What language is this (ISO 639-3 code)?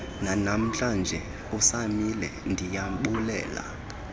xho